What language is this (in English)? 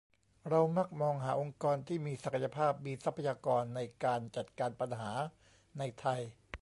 Thai